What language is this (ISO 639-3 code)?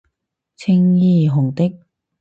yue